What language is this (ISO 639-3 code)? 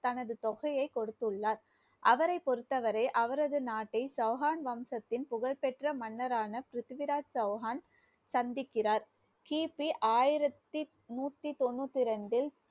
tam